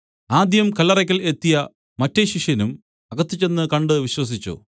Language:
Malayalam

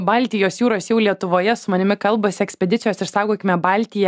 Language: Lithuanian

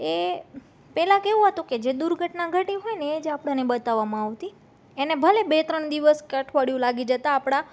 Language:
Gujarati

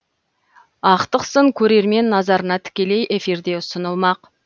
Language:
Kazakh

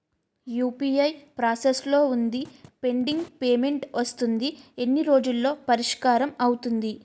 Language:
Telugu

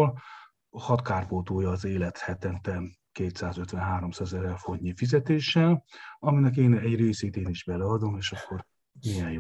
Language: Hungarian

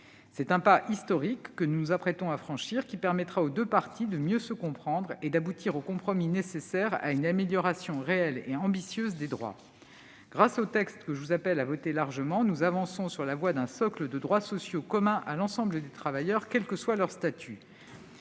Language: French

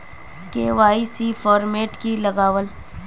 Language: Magahi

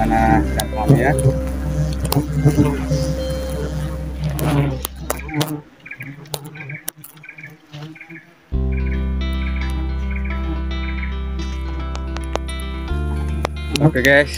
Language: Indonesian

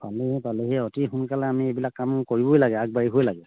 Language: Assamese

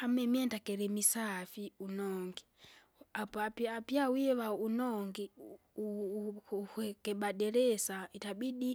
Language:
Kinga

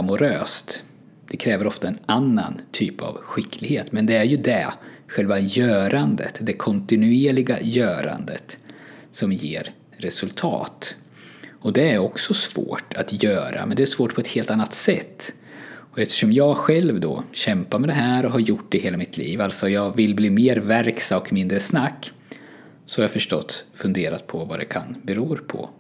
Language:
Swedish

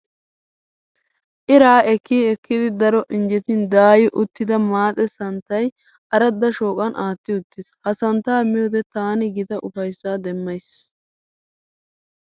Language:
Wolaytta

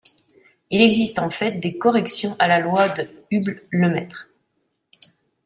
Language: French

